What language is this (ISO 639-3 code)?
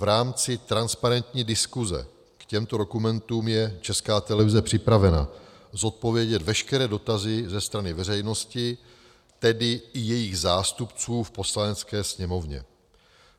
ces